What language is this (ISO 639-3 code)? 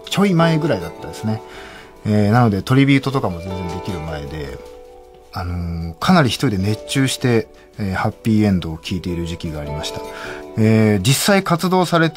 jpn